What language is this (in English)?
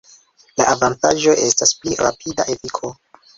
Esperanto